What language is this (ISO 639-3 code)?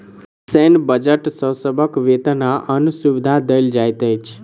mai